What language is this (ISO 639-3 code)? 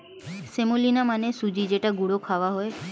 ben